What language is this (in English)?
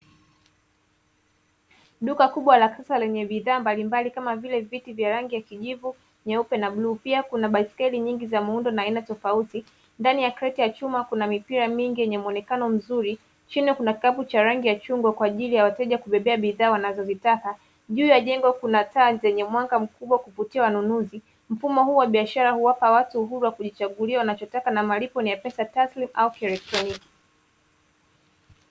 Swahili